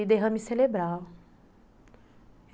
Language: Portuguese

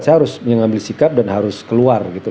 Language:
Indonesian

